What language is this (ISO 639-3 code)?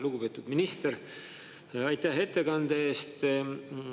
est